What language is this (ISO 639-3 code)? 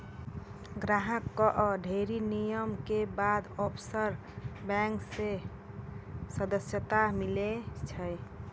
mai